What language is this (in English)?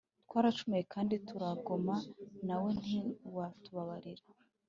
Kinyarwanda